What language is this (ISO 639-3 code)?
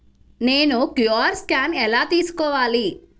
tel